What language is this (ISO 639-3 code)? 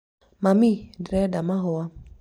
kik